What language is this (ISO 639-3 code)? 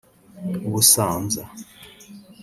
kin